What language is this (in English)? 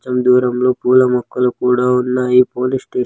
Telugu